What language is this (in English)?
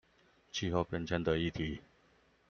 Chinese